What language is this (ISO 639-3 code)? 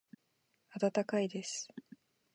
jpn